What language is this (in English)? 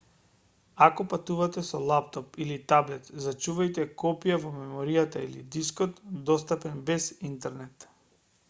Macedonian